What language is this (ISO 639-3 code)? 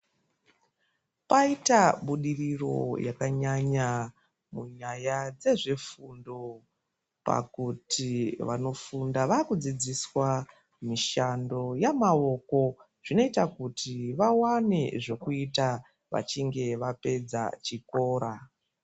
ndc